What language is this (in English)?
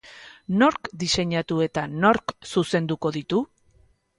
Basque